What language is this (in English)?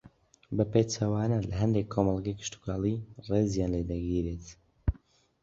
Central Kurdish